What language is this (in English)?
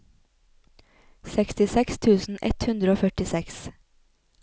Norwegian